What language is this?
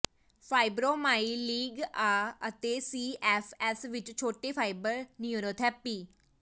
Punjabi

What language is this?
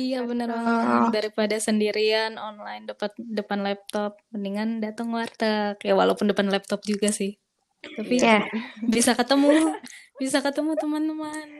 Indonesian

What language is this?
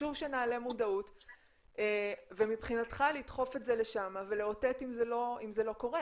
Hebrew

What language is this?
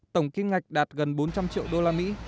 Vietnamese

